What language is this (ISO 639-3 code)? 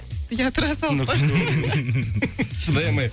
kaz